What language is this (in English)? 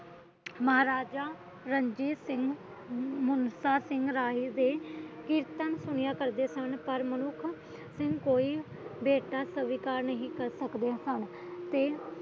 Punjabi